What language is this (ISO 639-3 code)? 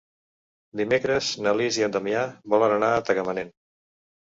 cat